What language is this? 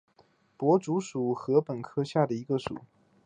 Chinese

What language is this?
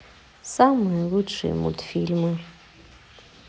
Russian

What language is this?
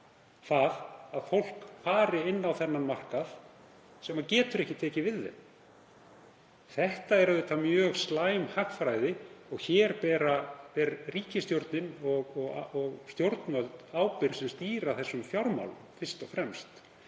Icelandic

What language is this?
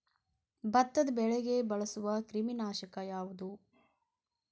Kannada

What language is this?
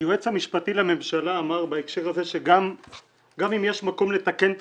Hebrew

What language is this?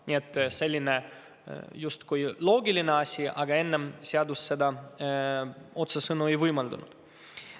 Estonian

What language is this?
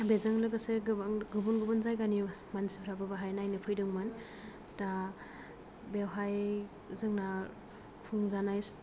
Bodo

